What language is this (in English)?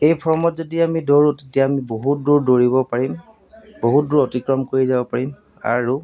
Assamese